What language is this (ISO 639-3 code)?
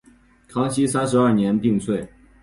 zho